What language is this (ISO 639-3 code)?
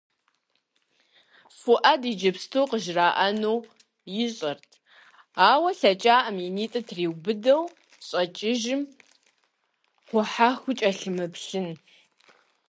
kbd